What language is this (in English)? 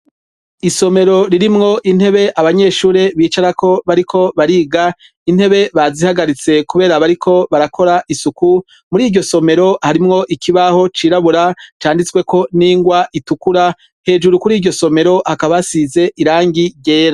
Rundi